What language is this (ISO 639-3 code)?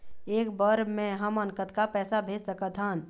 hne